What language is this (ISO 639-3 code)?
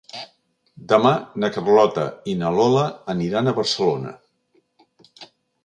cat